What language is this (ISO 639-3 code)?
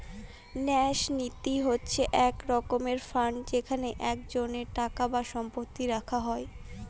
ben